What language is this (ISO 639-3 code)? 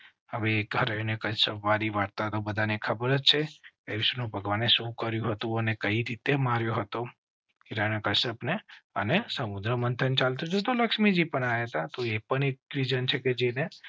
guj